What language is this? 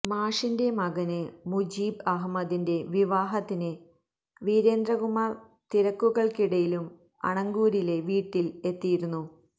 Malayalam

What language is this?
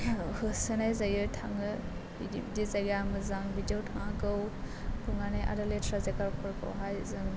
Bodo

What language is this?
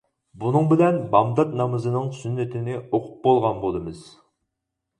Uyghur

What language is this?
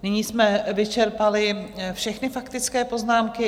Czech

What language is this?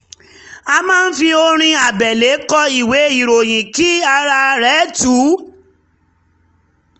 Yoruba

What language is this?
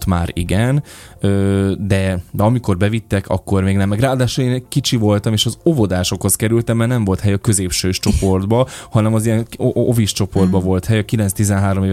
Hungarian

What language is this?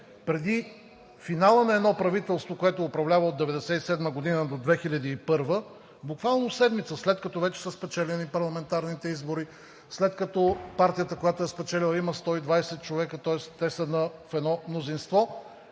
Bulgarian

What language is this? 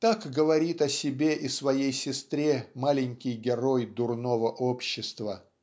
Russian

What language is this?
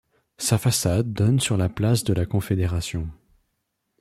French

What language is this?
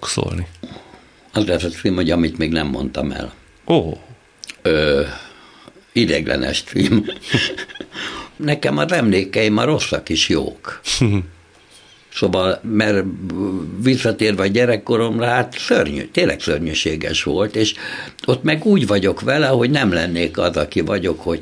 Hungarian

